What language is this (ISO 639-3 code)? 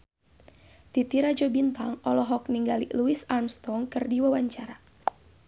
sun